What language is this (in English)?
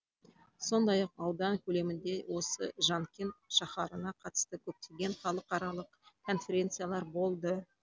Kazakh